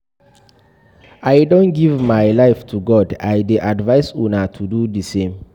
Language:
Nigerian Pidgin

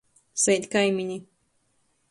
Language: Latgalian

